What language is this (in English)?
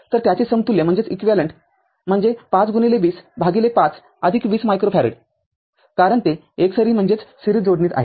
Marathi